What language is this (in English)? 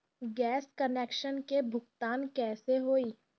Bhojpuri